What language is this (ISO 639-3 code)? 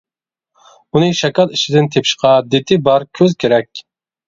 uig